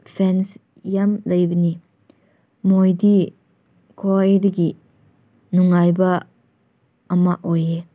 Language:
Manipuri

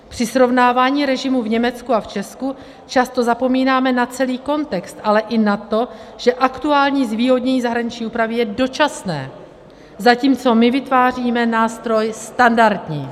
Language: Czech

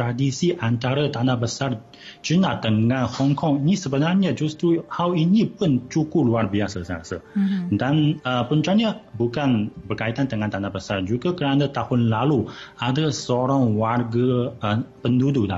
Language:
Malay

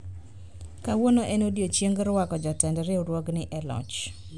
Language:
Luo (Kenya and Tanzania)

